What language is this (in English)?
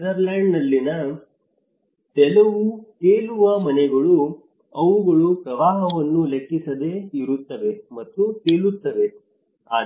Kannada